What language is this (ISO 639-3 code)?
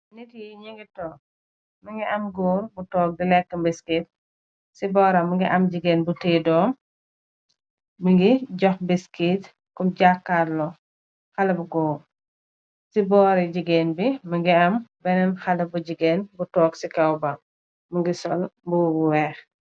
wol